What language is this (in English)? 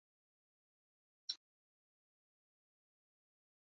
Chinese